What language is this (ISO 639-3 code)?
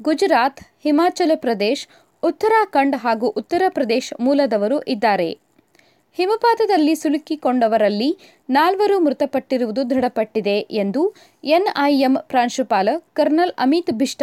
kan